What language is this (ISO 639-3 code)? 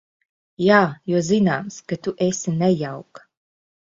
lav